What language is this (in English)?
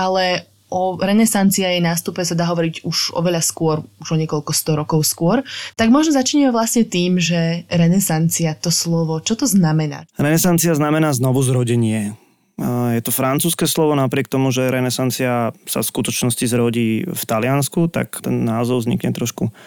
Slovak